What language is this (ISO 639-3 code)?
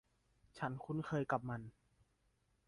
tha